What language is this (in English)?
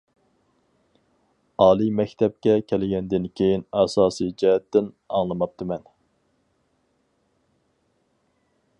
Uyghur